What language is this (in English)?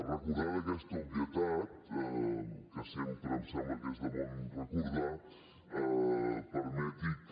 Catalan